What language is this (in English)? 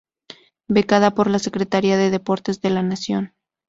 Spanish